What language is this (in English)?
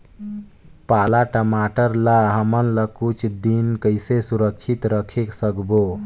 Chhattisgarhi